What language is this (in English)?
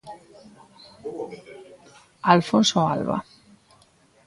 Galician